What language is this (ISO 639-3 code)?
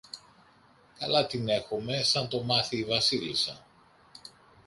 ell